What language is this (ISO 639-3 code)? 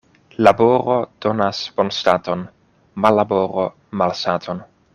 epo